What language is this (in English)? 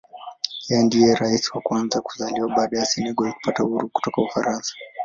Swahili